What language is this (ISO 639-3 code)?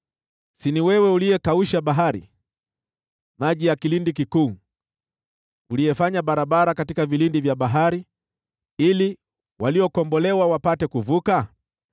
swa